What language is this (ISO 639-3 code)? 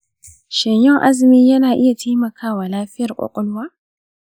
hau